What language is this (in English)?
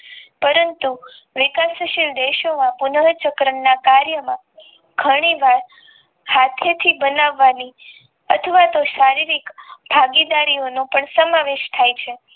Gujarati